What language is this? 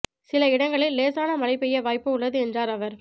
Tamil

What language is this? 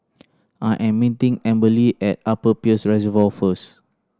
English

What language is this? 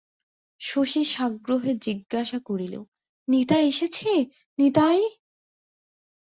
Bangla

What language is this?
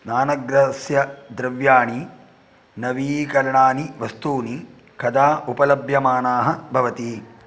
Sanskrit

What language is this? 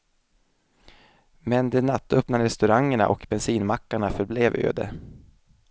Swedish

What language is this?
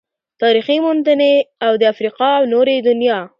Pashto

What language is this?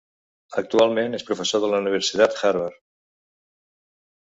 Catalan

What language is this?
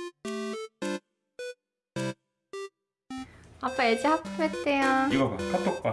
Korean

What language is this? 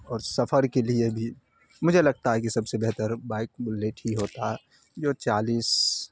Urdu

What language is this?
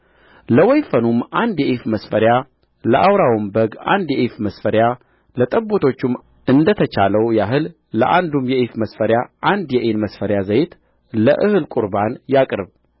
Amharic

